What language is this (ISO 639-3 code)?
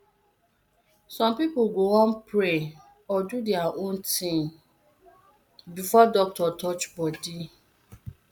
pcm